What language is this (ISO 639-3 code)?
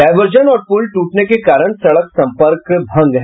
hin